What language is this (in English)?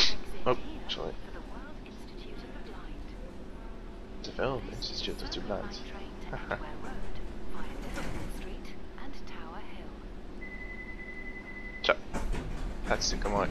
Dutch